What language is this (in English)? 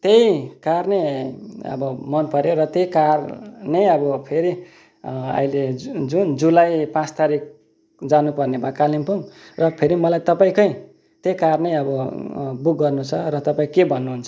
Nepali